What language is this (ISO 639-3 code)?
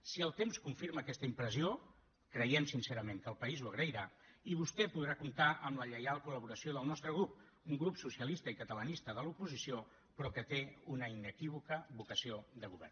cat